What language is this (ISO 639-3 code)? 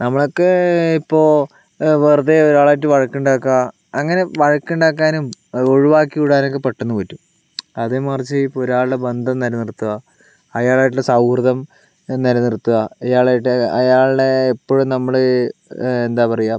mal